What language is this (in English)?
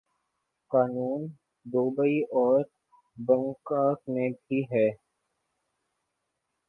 Urdu